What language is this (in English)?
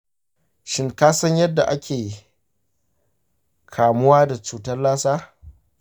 Hausa